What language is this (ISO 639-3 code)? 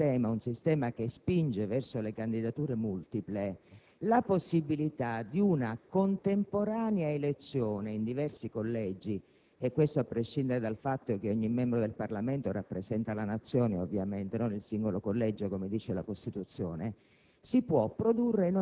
ita